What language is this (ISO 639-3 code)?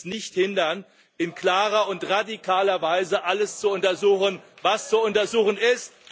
deu